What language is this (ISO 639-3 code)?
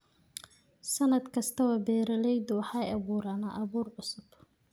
som